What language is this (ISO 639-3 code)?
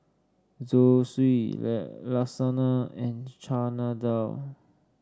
eng